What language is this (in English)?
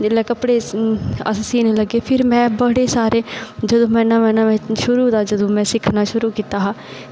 Dogri